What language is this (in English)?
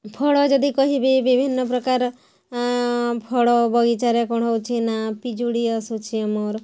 Odia